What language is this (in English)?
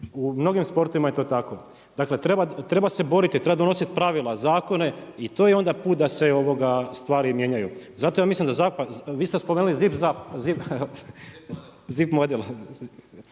Croatian